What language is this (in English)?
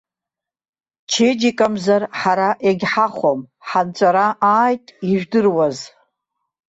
Abkhazian